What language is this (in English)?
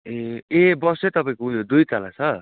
Nepali